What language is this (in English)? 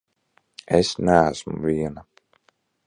Latvian